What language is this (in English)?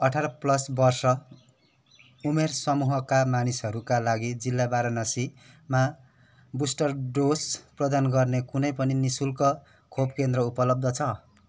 Nepali